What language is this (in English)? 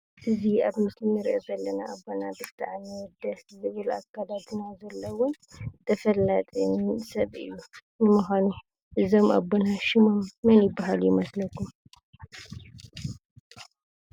Tigrinya